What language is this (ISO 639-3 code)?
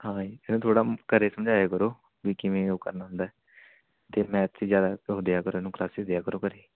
pan